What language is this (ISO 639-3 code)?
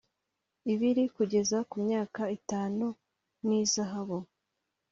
kin